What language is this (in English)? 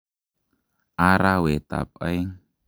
Kalenjin